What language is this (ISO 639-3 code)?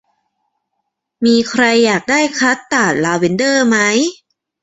tha